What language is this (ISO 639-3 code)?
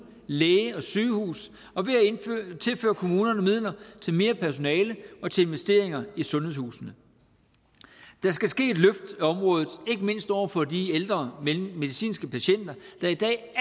dan